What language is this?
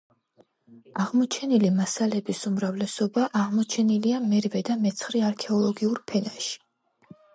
Georgian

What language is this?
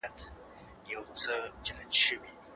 Pashto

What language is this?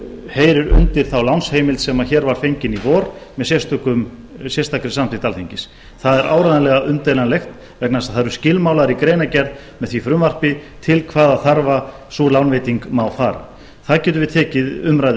Icelandic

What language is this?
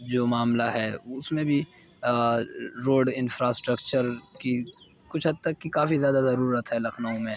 Urdu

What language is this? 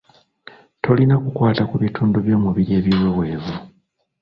Ganda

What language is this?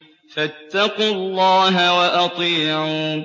Arabic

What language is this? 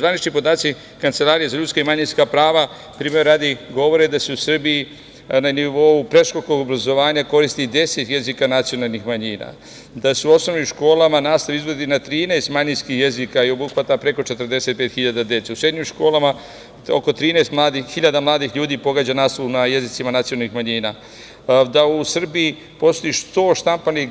Serbian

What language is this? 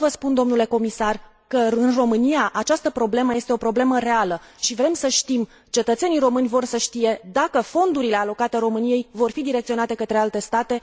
Romanian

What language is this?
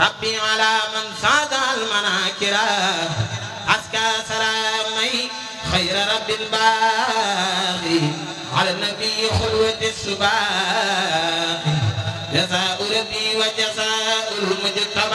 Arabic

